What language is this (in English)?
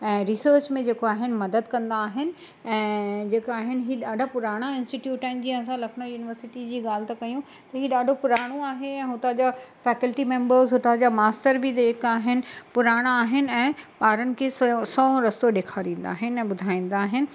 Sindhi